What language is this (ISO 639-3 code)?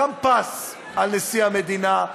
heb